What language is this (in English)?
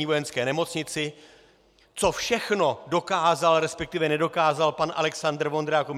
Czech